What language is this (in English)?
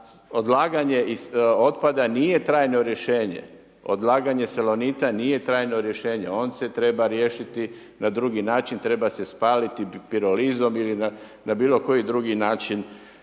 Croatian